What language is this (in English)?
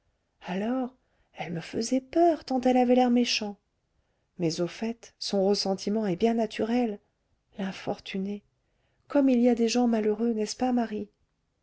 French